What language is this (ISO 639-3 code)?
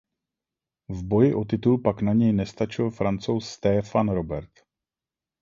ces